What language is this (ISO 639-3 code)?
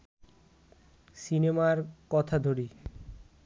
ben